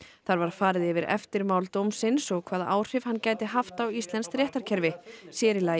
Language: Icelandic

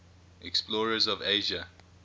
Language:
English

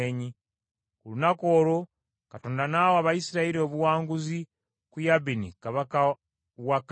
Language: Ganda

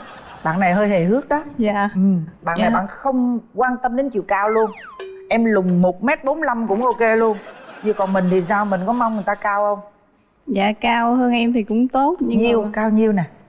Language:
Vietnamese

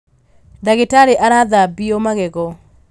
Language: Kikuyu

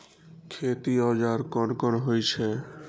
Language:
Maithili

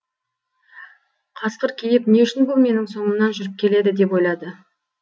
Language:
Kazakh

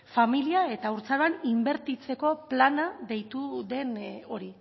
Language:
Basque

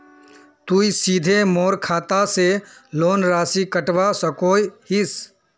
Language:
Magahi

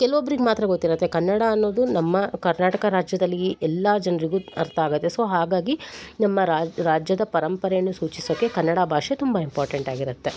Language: Kannada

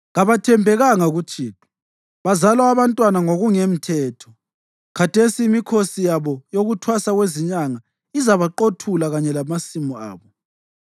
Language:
North Ndebele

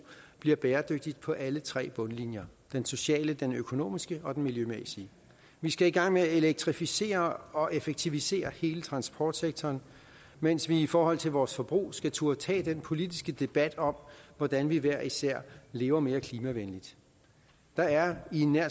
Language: Danish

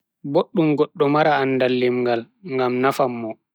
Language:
Bagirmi Fulfulde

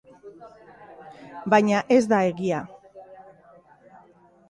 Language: Basque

